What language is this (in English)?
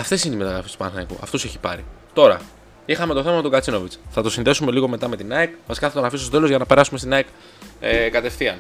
Greek